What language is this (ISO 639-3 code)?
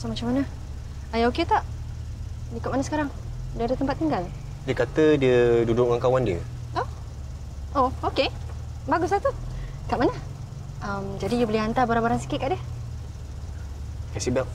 msa